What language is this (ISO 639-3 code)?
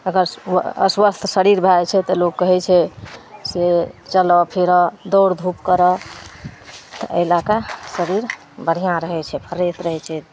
mai